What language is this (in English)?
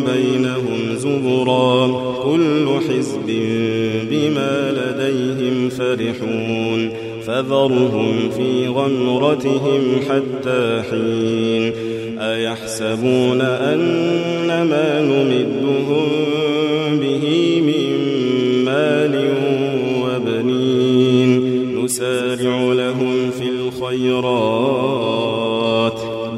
Arabic